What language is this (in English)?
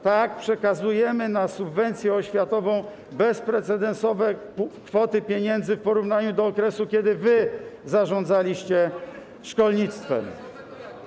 Polish